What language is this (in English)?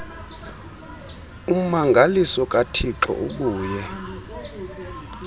Xhosa